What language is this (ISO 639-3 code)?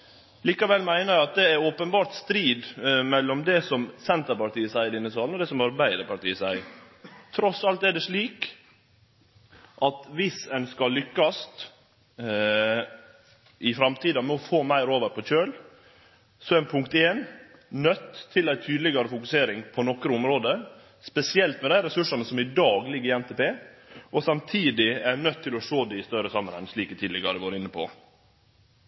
nno